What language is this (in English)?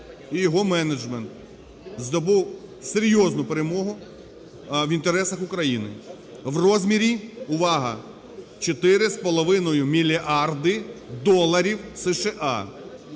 Ukrainian